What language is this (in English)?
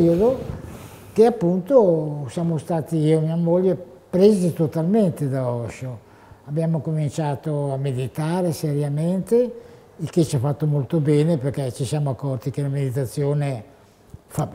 Italian